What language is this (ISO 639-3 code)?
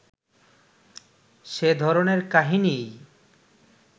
ben